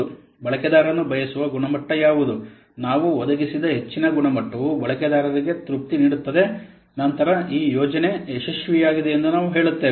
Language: Kannada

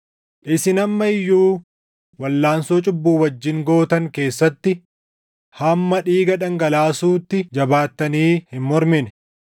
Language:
Oromo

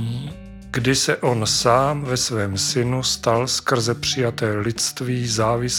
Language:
Czech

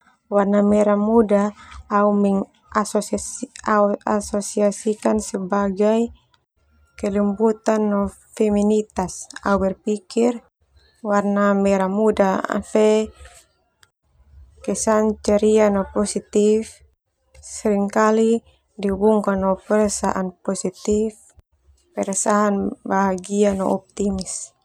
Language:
Termanu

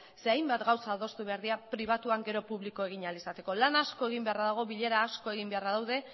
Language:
Basque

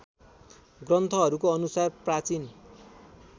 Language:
Nepali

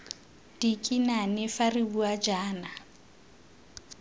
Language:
Tswana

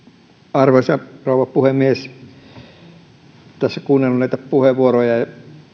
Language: Finnish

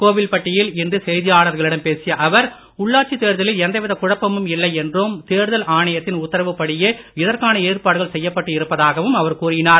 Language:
Tamil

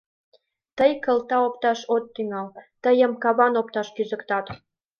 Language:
Mari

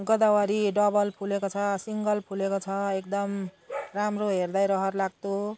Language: Nepali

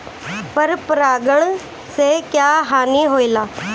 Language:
Bhojpuri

